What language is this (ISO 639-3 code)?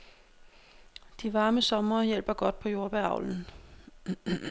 dan